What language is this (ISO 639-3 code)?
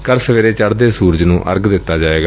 pan